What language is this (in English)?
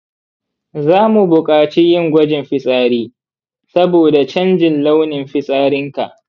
Hausa